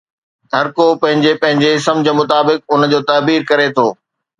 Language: Sindhi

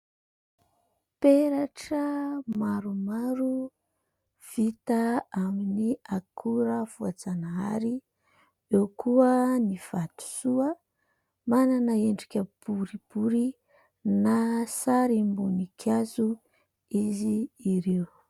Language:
Malagasy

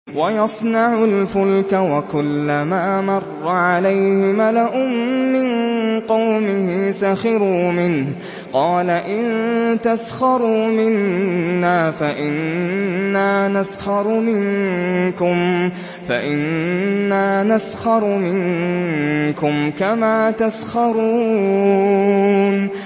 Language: Arabic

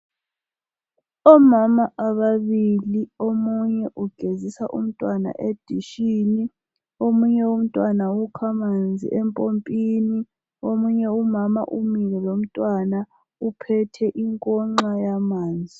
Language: North Ndebele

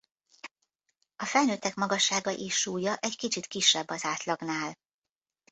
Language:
Hungarian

